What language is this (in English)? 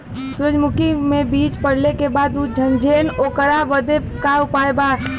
Bhojpuri